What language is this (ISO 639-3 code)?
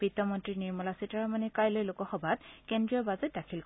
asm